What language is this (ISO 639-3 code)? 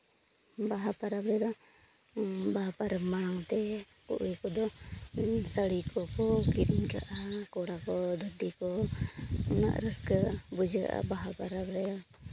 sat